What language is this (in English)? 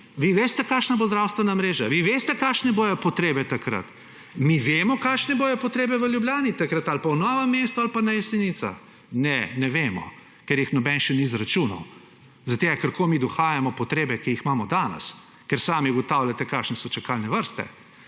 Slovenian